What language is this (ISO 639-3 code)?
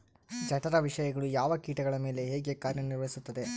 kan